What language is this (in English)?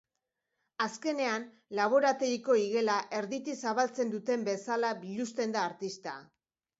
Basque